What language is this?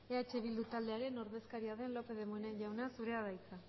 Basque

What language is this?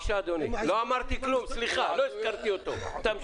Hebrew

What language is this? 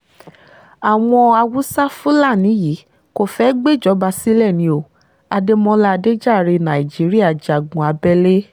Yoruba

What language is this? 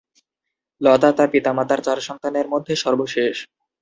Bangla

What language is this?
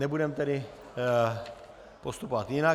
Czech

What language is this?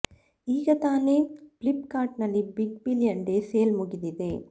Kannada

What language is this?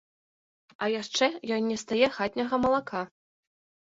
Belarusian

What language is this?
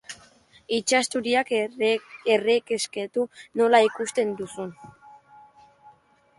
Basque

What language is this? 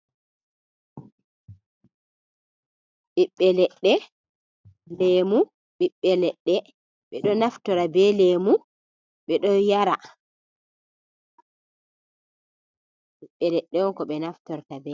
Fula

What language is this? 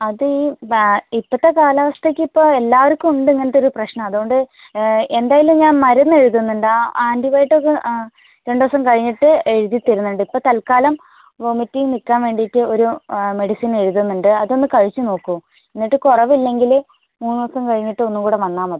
Malayalam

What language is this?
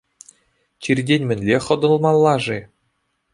Chuvash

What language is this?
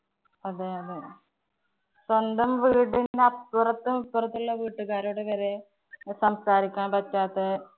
Malayalam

